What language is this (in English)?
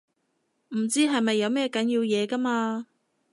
Cantonese